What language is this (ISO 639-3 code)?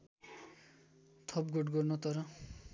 nep